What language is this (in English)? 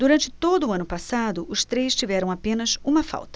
Portuguese